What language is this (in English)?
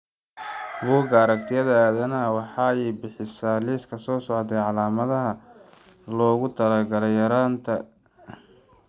Somali